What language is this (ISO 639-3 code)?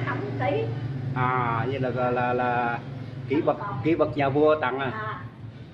vie